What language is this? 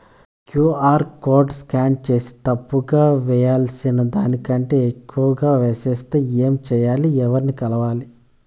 Telugu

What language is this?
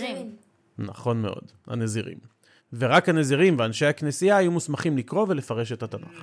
Hebrew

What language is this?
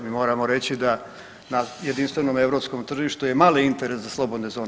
Croatian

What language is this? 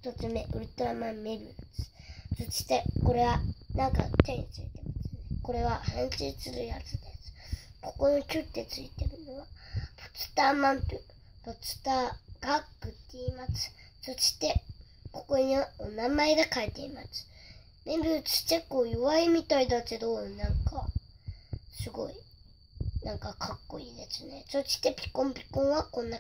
Japanese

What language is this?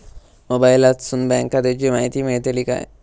Marathi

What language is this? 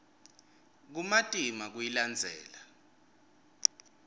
Swati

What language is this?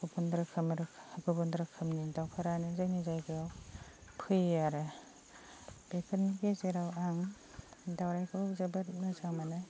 Bodo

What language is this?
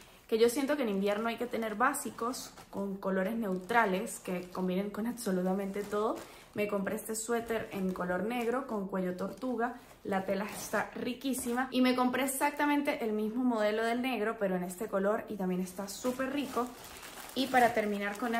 Spanish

